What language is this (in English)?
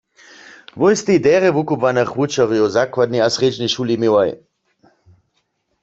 Upper Sorbian